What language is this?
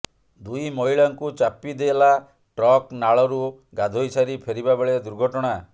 Odia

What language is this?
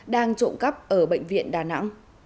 Vietnamese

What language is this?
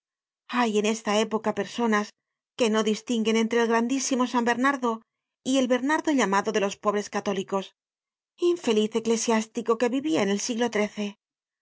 Spanish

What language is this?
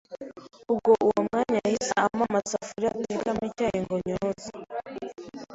Kinyarwanda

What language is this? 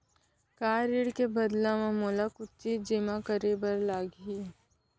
Chhattisgarhi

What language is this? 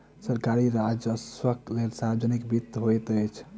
Maithili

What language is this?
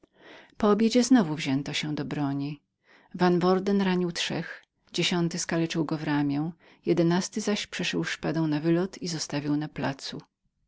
Polish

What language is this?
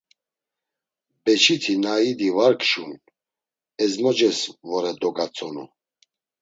Laz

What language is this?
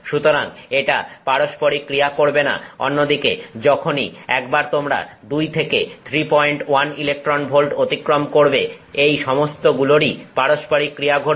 Bangla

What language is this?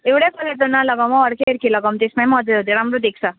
Nepali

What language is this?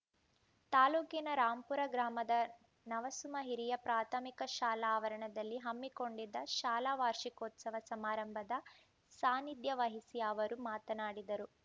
Kannada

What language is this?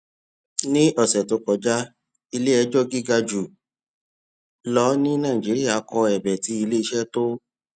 Yoruba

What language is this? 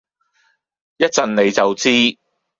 Cantonese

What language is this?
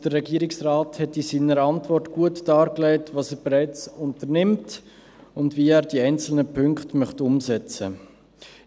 Swiss German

